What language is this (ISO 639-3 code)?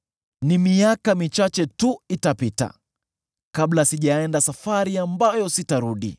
swa